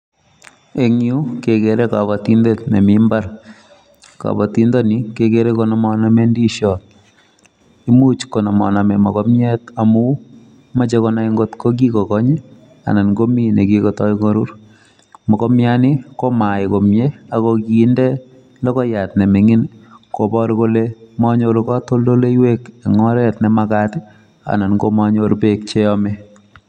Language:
Kalenjin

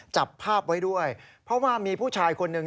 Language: Thai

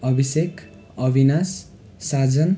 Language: Nepali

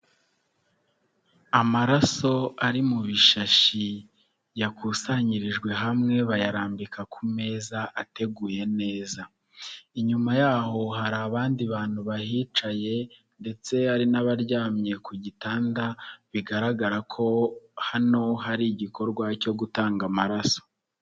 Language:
Kinyarwanda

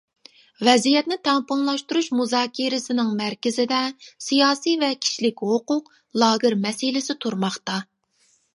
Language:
Uyghur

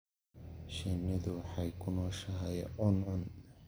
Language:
Somali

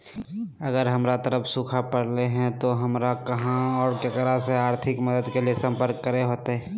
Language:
Magahi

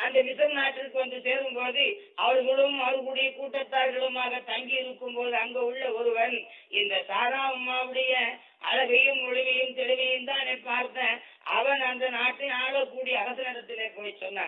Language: Tamil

